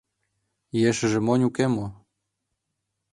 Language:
Mari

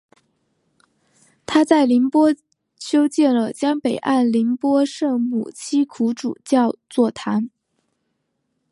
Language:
Chinese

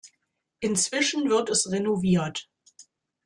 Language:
German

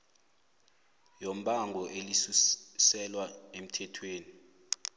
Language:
South Ndebele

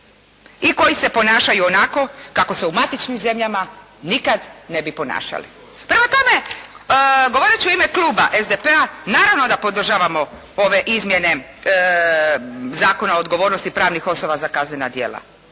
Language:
Croatian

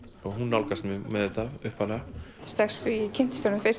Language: Icelandic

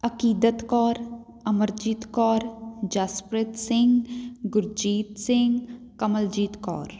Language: Punjabi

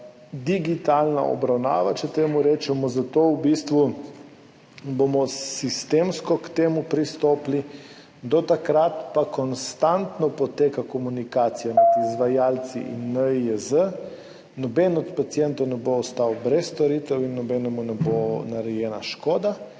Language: Slovenian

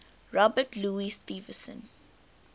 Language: English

